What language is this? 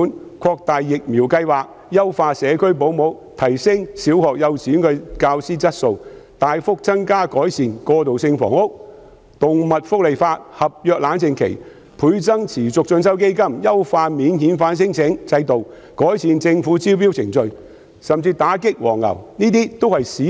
Cantonese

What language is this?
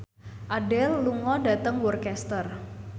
Javanese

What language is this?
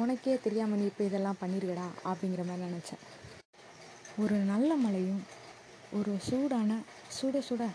Tamil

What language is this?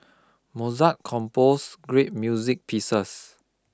English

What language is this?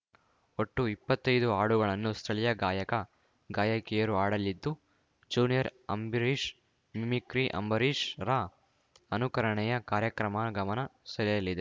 Kannada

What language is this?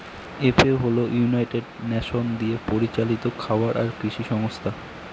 Bangla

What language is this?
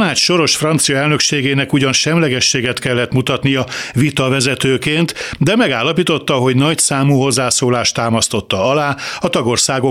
Hungarian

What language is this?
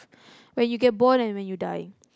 English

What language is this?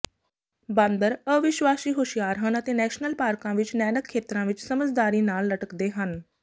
Punjabi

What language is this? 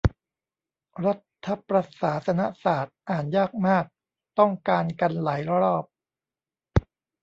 Thai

